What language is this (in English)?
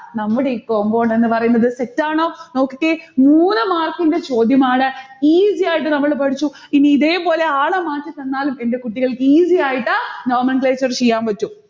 Malayalam